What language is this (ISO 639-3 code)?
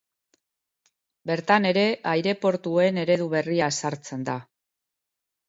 eus